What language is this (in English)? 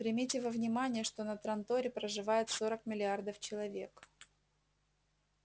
Russian